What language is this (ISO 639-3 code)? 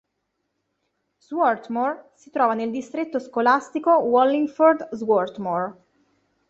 ita